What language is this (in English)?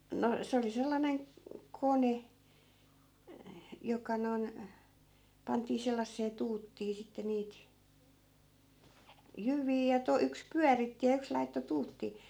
Finnish